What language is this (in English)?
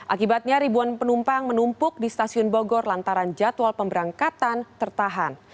Indonesian